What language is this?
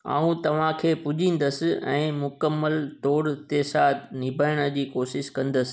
Sindhi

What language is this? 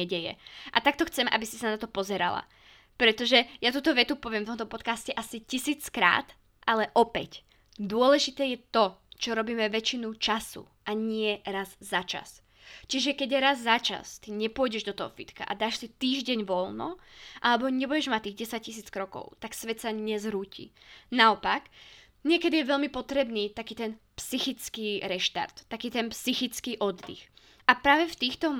Slovak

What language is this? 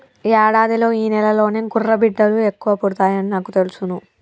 Telugu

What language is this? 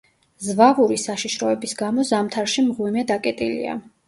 Georgian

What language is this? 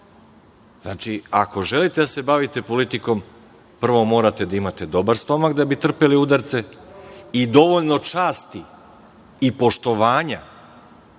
Serbian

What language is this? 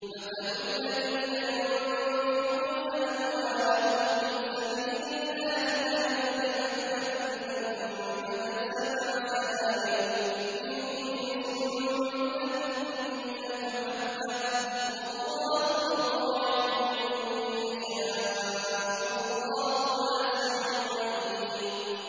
Arabic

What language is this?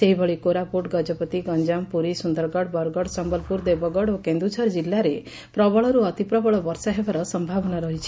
Odia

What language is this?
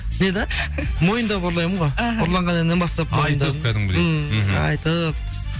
Kazakh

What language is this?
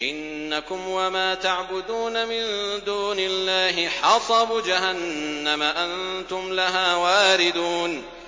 Arabic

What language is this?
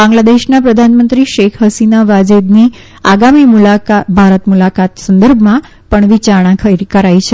Gujarati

